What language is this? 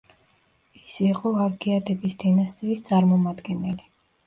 Georgian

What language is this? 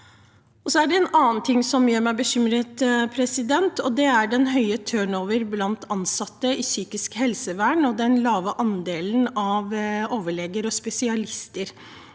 Norwegian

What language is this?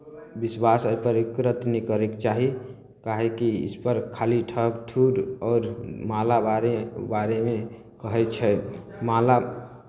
Maithili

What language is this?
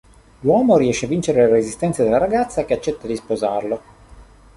Italian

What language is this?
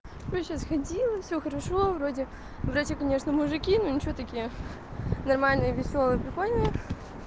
Russian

